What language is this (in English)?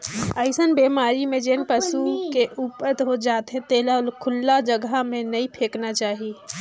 Chhattisgarhi